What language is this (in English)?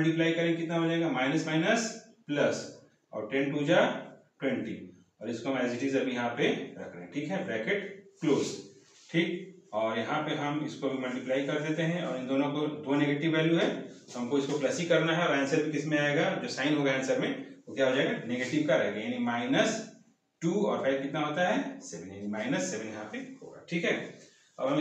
Hindi